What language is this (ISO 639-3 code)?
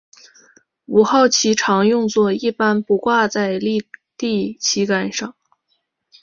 zho